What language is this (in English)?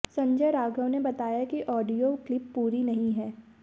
Hindi